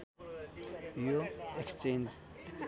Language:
Nepali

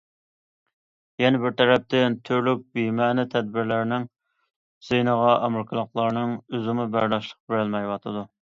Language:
Uyghur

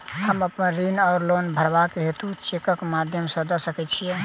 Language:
Maithili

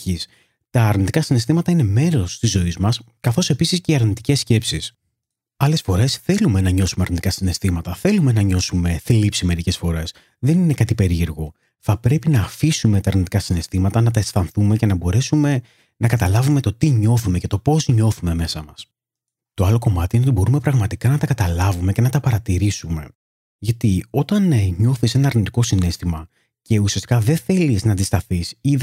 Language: Greek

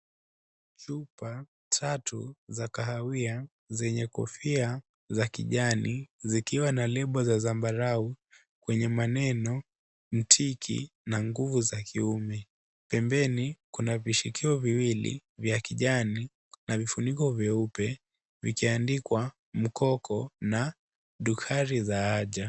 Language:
Swahili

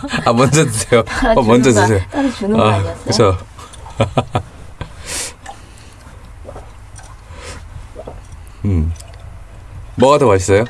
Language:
Korean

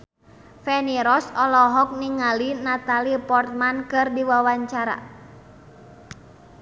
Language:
Sundanese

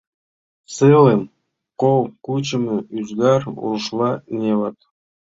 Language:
Mari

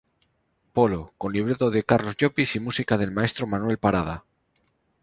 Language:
Spanish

